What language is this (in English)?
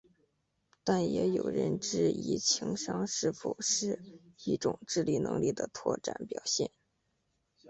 Chinese